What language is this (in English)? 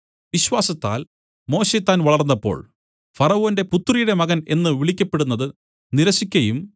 Malayalam